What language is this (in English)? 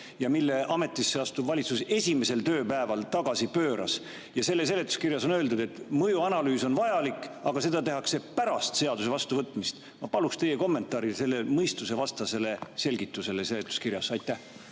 Estonian